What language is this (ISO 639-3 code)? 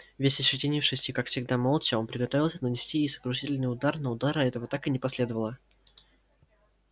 rus